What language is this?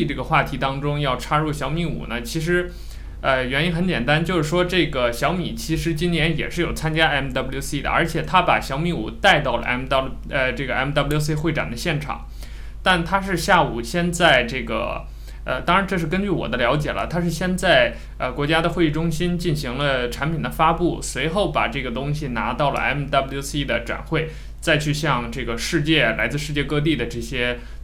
Chinese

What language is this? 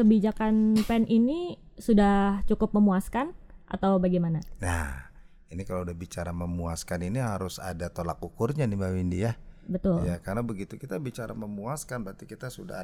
Indonesian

